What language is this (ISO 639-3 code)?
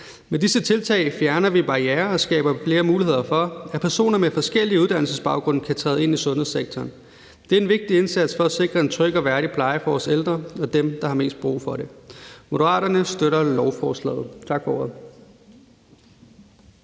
dan